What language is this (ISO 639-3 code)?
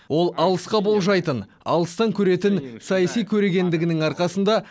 kaz